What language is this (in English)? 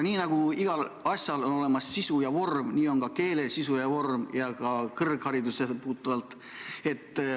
Estonian